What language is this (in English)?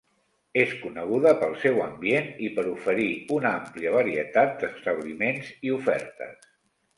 Catalan